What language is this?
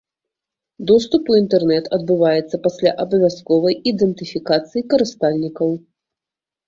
Belarusian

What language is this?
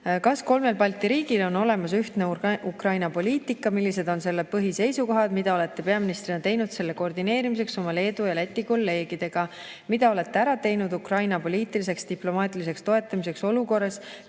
Estonian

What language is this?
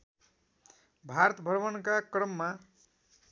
Nepali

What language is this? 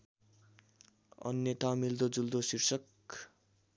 Nepali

